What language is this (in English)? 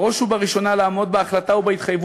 Hebrew